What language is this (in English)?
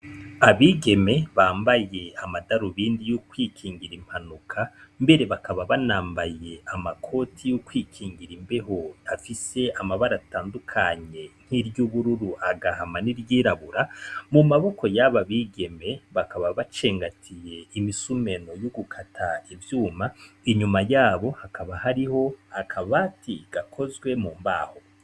Rundi